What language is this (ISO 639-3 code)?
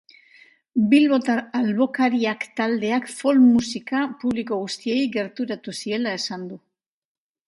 eus